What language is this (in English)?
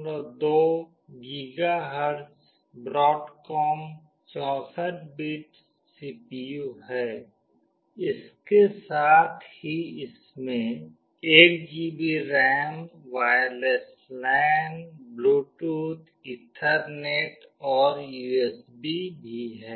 Hindi